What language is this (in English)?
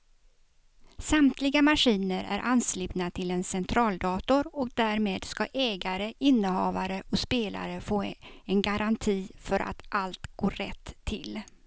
Swedish